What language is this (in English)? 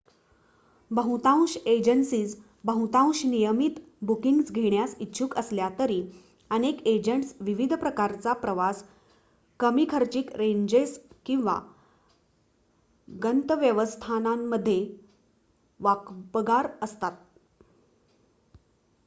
Marathi